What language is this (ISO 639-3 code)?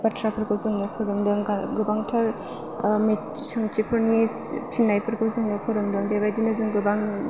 brx